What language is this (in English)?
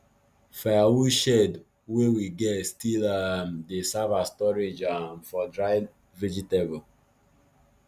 Nigerian Pidgin